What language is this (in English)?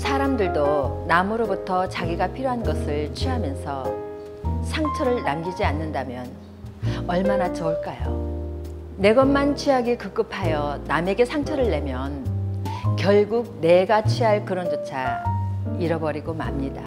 Korean